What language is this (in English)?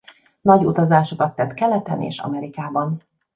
Hungarian